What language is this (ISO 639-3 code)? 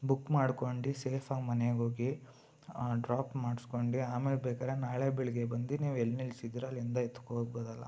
kan